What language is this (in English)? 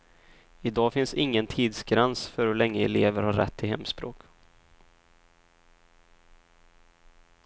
Swedish